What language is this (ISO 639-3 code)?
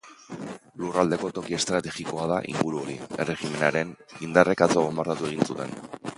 eus